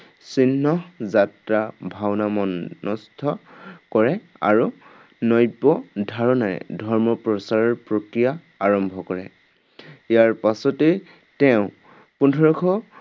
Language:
Assamese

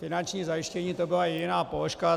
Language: Czech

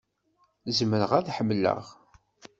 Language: Kabyle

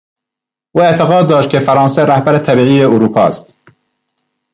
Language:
Persian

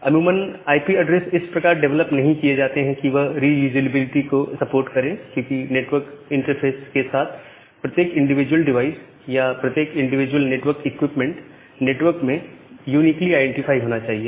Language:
Hindi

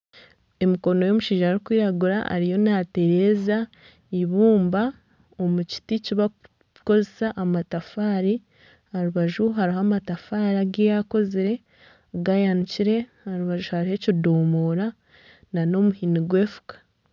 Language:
Nyankole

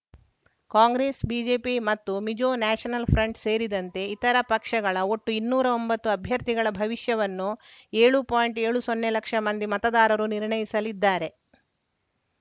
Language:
Kannada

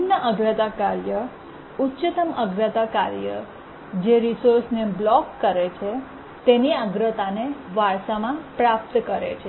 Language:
Gujarati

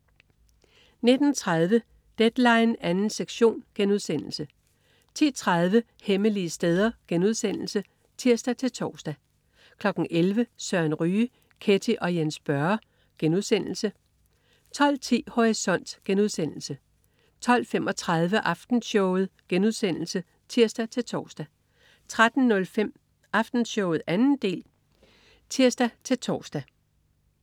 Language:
Danish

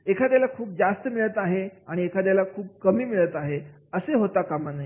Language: Marathi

